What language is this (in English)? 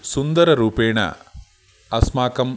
Sanskrit